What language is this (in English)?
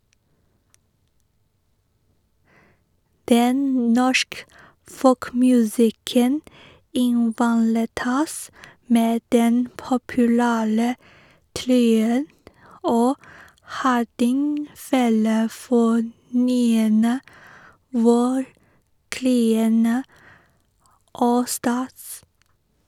Norwegian